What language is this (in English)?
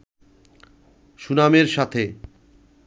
Bangla